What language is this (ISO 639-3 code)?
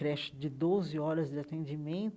por